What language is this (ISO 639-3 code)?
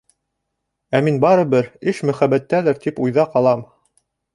bak